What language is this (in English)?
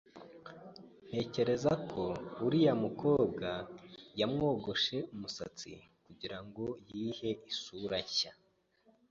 Kinyarwanda